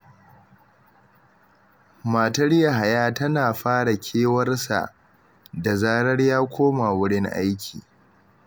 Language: Hausa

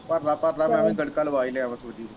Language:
Punjabi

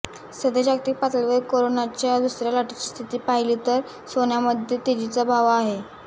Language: Marathi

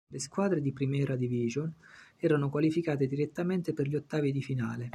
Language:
Italian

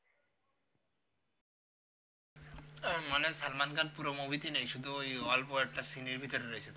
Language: Bangla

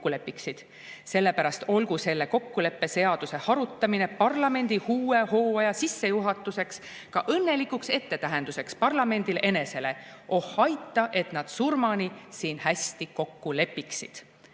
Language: Estonian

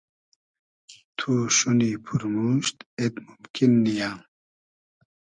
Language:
Hazaragi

